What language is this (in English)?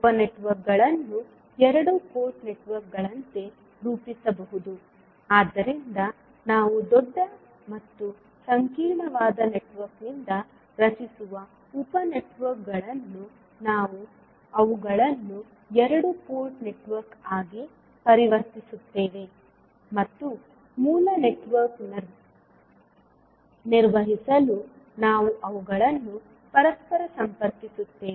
Kannada